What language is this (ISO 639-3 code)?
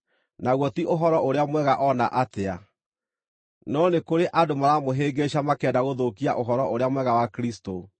kik